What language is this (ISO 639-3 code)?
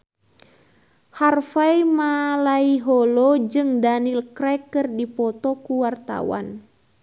sun